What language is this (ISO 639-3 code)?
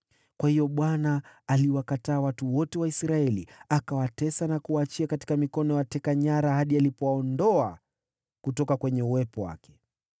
swa